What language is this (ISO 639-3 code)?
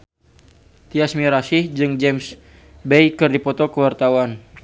sun